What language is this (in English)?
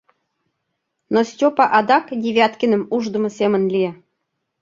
Mari